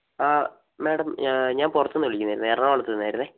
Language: Malayalam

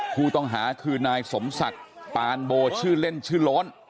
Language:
Thai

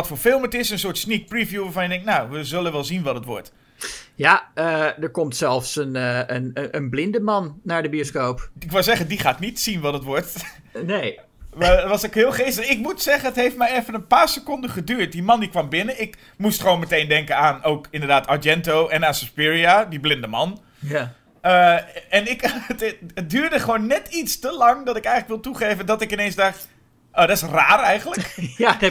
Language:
Dutch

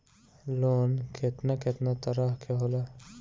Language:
Bhojpuri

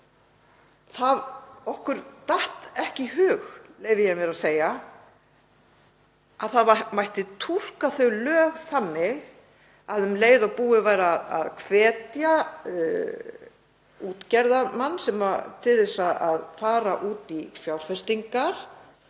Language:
Icelandic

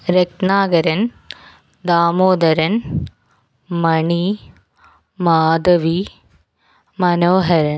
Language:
Malayalam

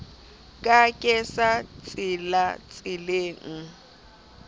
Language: Southern Sotho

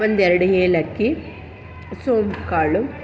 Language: Kannada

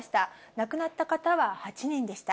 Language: Japanese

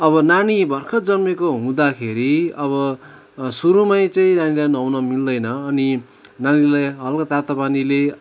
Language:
Nepali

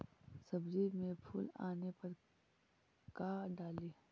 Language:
Magahi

